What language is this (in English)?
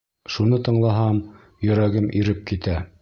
Bashkir